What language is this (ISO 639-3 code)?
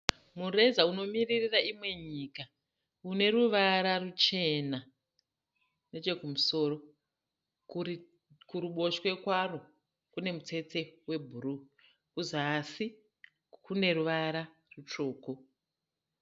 sna